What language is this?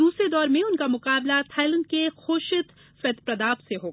Hindi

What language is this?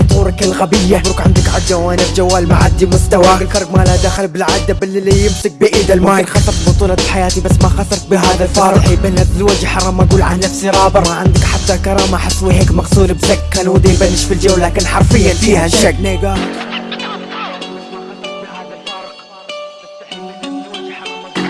Arabic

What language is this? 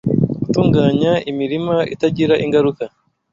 Kinyarwanda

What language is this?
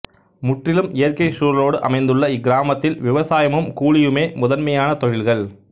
Tamil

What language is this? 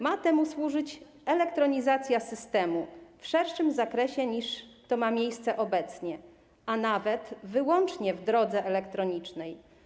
Polish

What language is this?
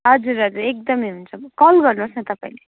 Nepali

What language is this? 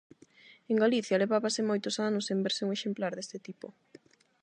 Galician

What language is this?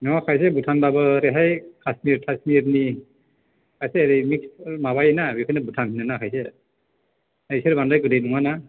Bodo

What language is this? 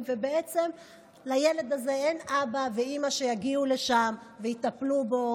Hebrew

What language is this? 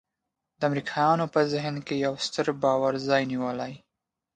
Pashto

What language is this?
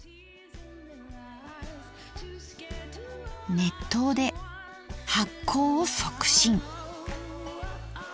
Japanese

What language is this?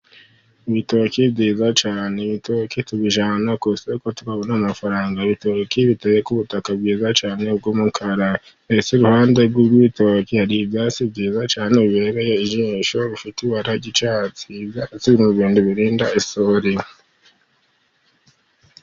Kinyarwanda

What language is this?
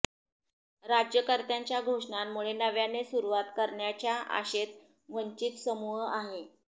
Marathi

